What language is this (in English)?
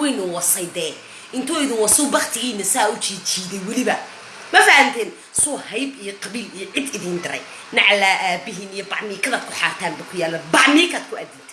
Somali